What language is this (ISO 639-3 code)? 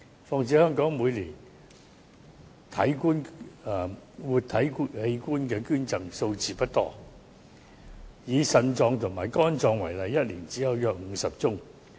yue